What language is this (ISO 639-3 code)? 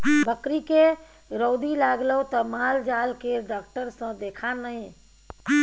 mai